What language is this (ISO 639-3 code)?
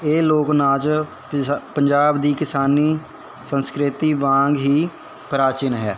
pan